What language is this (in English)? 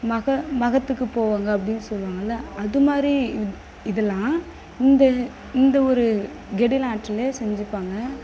Tamil